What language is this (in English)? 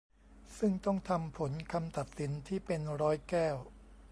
Thai